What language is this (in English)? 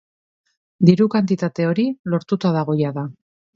Basque